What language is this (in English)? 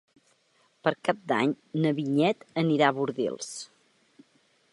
Catalan